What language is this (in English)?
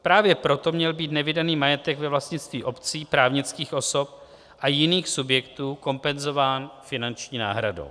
Czech